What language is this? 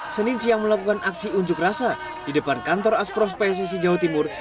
Indonesian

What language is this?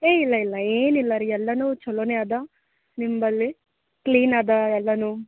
Kannada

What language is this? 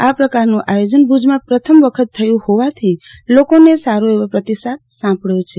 Gujarati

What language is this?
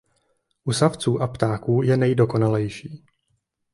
Czech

